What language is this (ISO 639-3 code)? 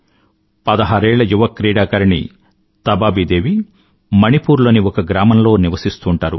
tel